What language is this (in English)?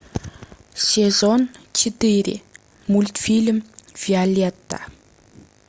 Russian